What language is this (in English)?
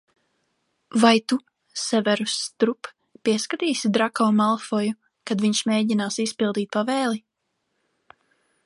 Latvian